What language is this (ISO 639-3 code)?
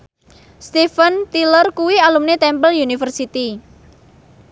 jav